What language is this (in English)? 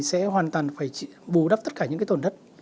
Vietnamese